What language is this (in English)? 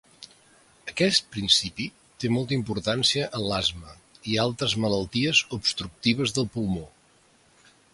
Catalan